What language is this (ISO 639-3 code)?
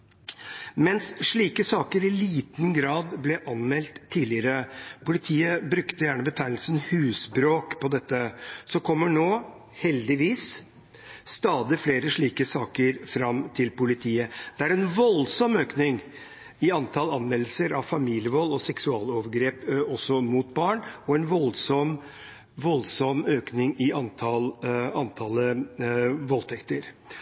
nob